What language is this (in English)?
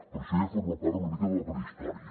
Catalan